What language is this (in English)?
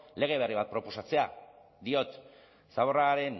Basque